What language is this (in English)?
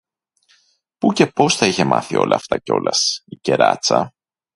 Greek